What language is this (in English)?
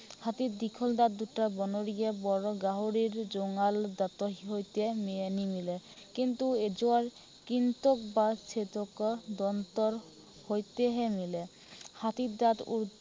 Assamese